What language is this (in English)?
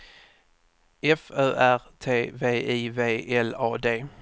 Swedish